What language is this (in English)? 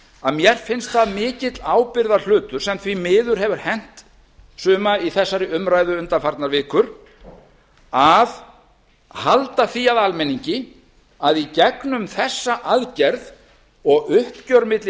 Icelandic